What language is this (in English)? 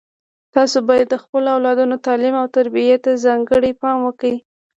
Pashto